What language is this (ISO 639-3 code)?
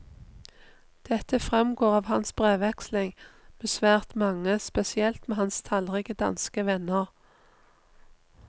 nor